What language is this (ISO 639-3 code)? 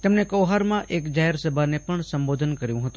guj